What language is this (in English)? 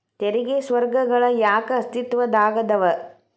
Kannada